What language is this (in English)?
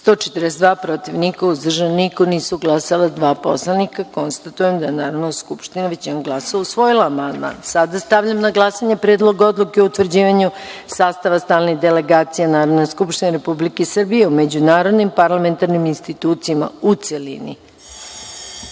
Serbian